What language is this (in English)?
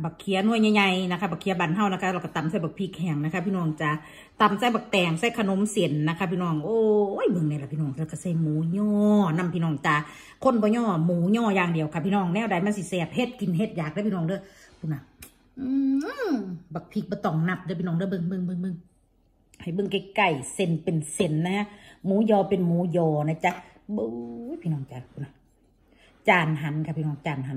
Thai